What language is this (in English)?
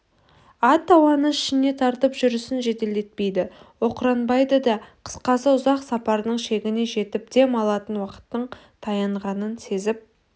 Kazakh